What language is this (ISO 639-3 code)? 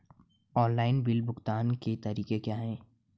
hin